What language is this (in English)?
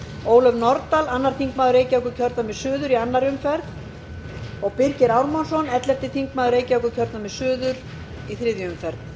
Icelandic